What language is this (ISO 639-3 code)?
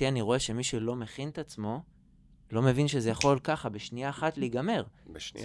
heb